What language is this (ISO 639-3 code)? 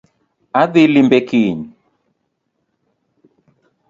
luo